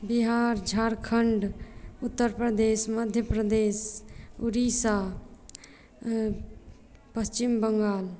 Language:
Maithili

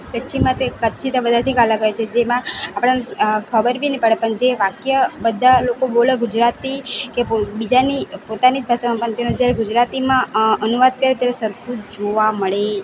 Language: Gujarati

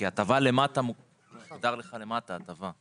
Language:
Hebrew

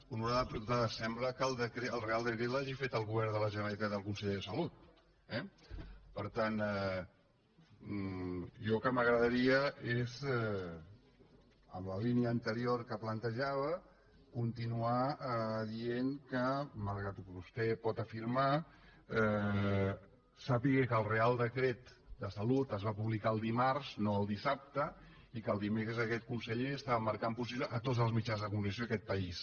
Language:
Catalan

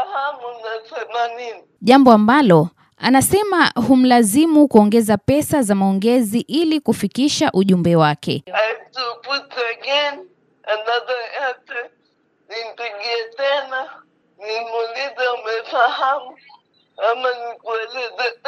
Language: Swahili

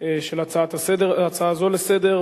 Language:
Hebrew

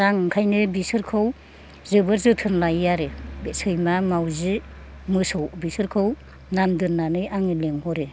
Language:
Bodo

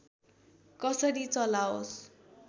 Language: Nepali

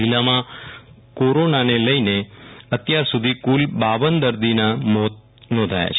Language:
Gujarati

